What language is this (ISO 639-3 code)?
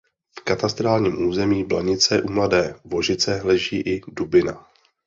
ces